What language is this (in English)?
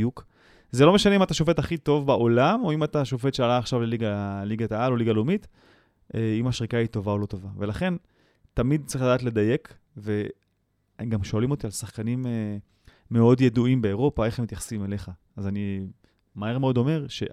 Hebrew